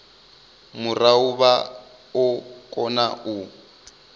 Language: Venda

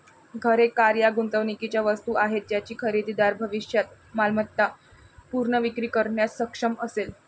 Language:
Marathi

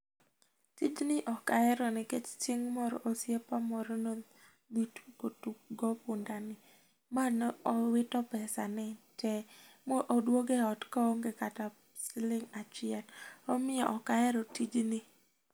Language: Luo (Kenya and Tanzania)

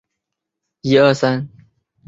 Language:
Chinese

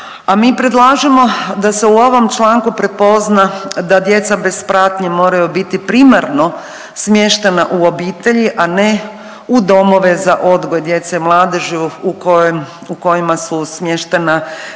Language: Croatian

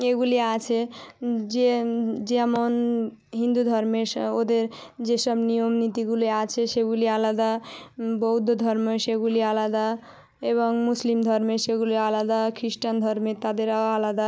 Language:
Bangla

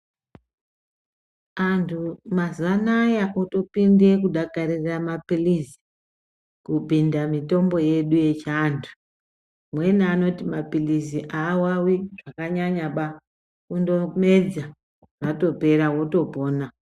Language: Ndau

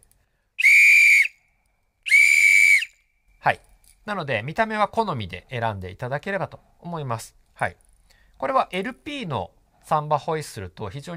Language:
Japanese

